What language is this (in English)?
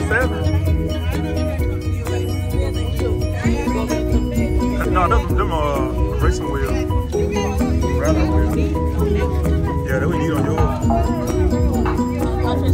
English